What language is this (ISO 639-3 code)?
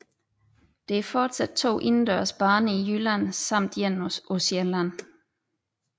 dan